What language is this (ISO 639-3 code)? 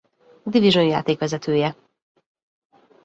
hun